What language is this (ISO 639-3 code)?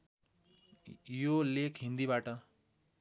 nep